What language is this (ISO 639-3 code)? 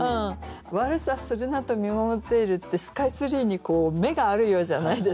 jpn